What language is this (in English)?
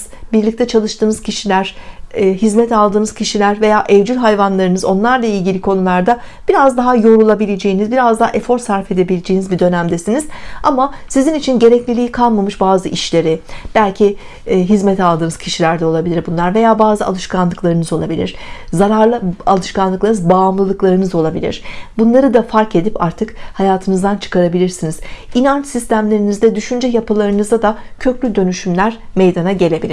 Turkish